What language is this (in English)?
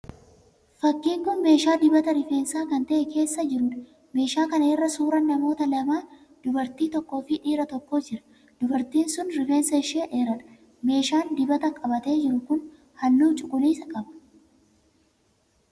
Oromo